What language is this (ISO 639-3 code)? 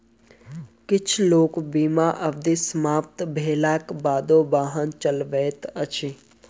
mai